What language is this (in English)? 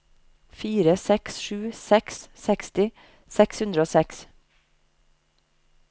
Norwegian